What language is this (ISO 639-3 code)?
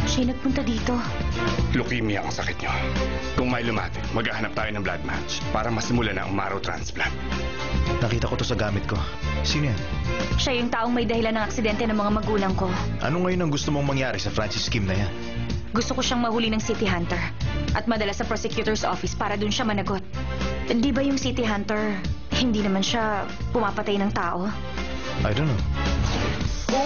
fil